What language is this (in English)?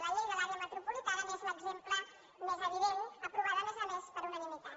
Catalan